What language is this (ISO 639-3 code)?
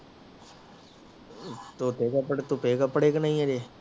pan